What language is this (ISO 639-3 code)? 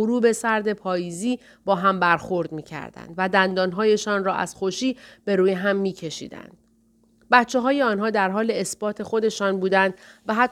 fas